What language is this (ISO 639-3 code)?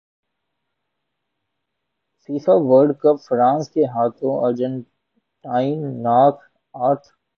urd